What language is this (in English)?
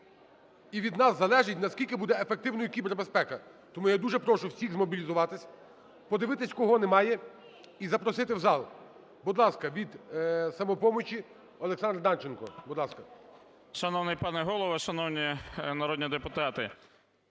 Ukrainian